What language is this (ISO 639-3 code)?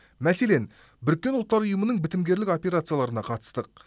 kaz